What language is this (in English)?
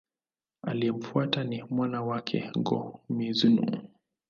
Swahili